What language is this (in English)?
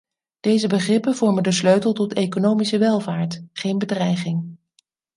Dutch